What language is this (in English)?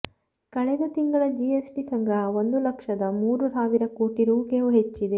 Kannada